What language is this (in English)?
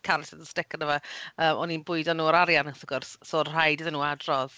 Welsh